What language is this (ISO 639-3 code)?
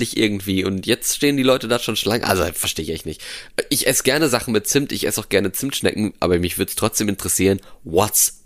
deu